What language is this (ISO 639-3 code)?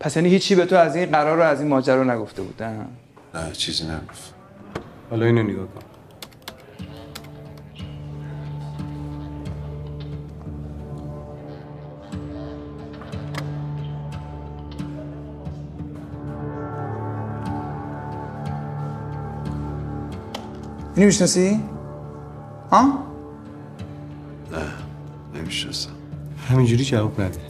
fas